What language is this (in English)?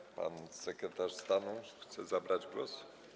Polish